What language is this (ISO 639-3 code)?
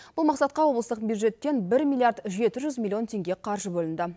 kaz